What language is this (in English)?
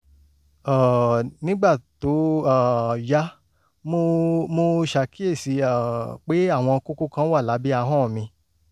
Yoruba